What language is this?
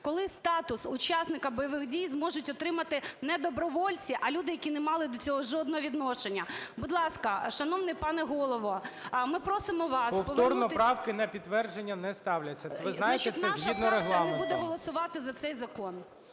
Ukrainian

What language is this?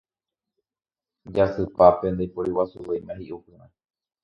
Guarani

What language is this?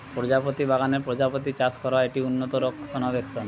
Bangla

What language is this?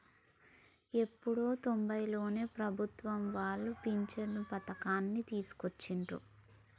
Telugu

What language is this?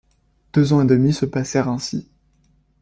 French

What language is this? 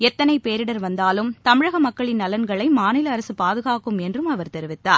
Tamil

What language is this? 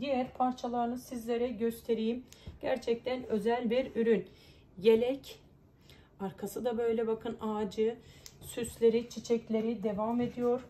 Turkish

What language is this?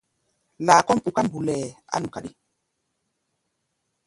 Gbaya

